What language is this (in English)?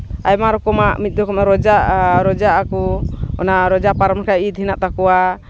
Santali